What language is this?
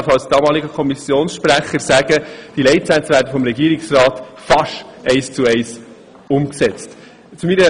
Swiss German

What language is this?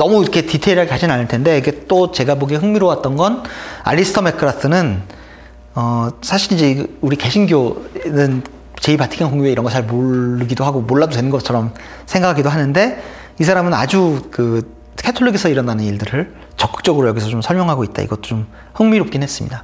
Korean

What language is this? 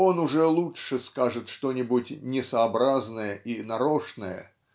Russian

